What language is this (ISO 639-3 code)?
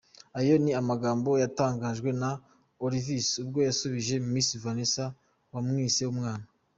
kin